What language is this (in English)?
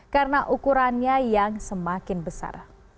Indonesian